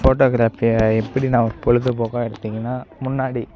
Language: Tamil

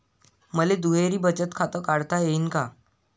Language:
Marathi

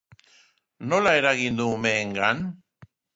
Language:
Basque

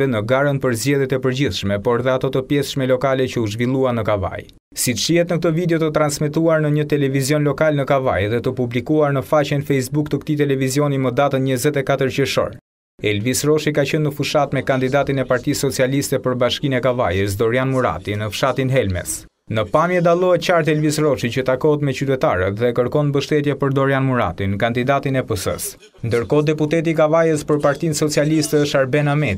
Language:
Romanian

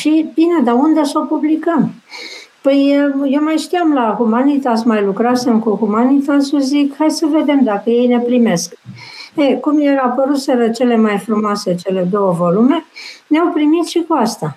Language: Romanian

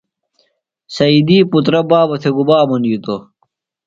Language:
Phalura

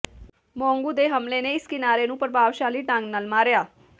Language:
Punjabi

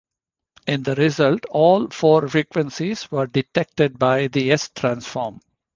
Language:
English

